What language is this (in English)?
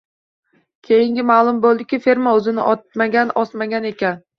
Uzbek